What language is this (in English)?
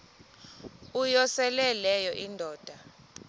Xhosa